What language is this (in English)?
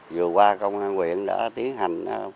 Vietnamese